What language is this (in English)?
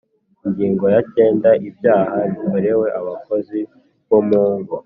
Kinyarwanda